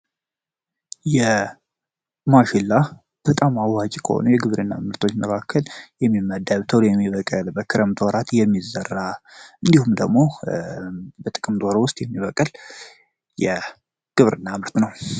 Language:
Amharic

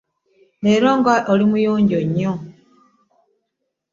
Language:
Ganda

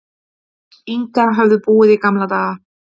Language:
Icelandic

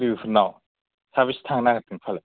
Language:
Bodo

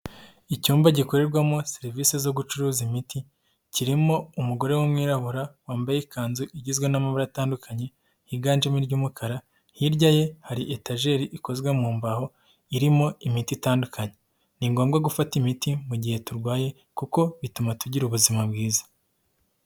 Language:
Kinyarwanda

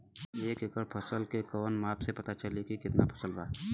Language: Bhojpuri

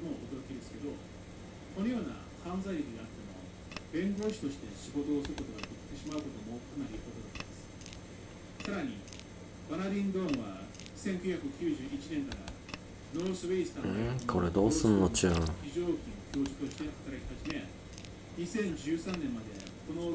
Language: Japanese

